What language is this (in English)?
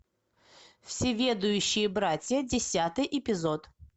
Russian